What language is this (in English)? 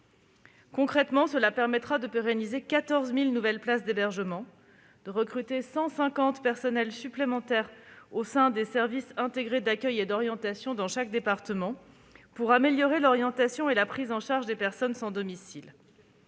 French